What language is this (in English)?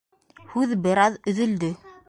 Bashkir